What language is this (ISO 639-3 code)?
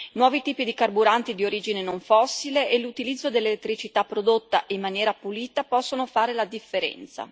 ita